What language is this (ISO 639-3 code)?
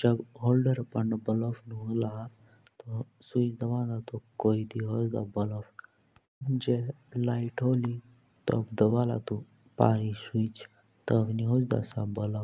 jns